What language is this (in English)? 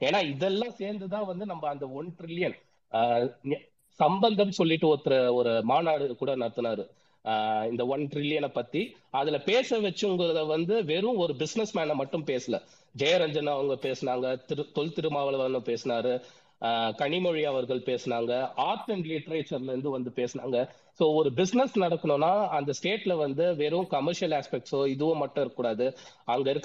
Tamil